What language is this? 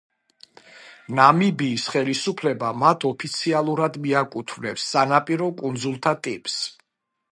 Georgian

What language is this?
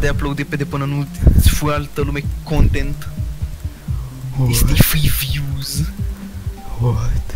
Romanian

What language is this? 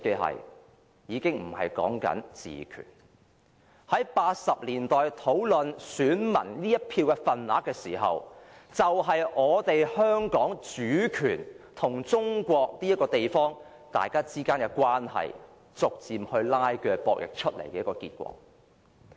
Cantonese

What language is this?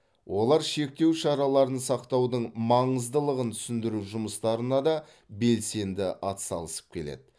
Kazakh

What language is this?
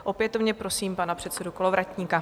Czech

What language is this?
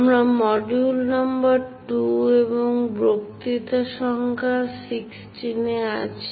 Bangla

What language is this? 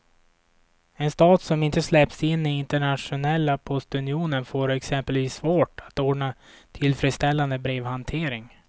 Swedish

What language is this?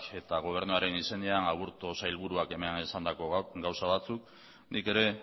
Basque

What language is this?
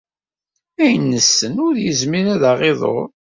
Kabyle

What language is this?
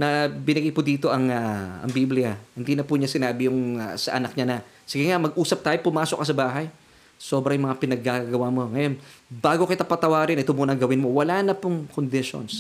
Filipino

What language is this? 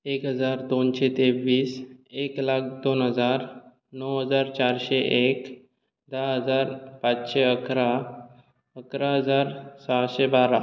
Konkani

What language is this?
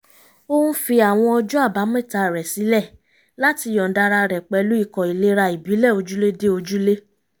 Yoruba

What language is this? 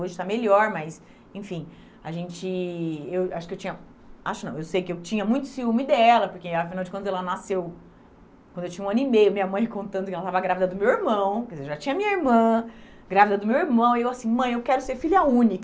Portuguese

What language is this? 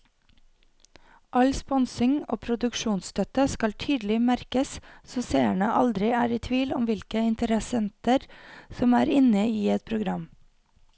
Norwegian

